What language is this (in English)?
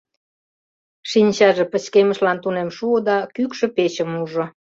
Mari